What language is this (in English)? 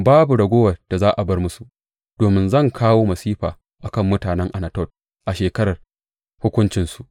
Hausa